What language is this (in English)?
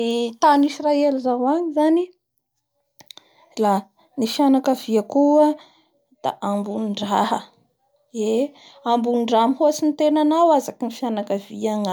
Bara Malagasy